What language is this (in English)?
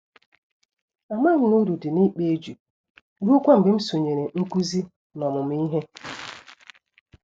Igbo